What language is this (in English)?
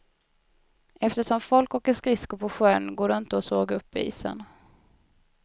Swedish